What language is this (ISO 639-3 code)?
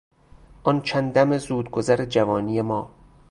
fas